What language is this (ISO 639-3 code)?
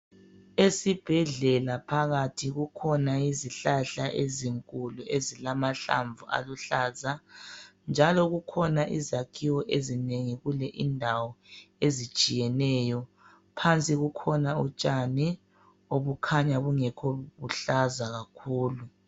nde